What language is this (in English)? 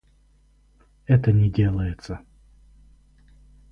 Russian